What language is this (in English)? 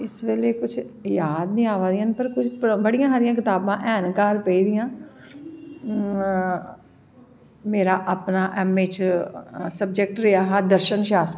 Dogri